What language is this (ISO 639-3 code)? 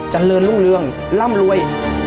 tha